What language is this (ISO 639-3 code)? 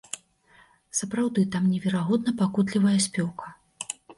bel